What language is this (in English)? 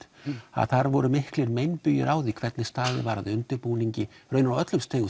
Icelandic